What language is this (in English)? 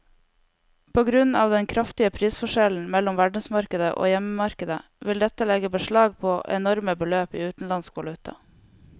Norwegian